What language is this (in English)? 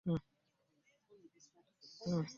Ganda